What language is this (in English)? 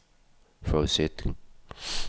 Danish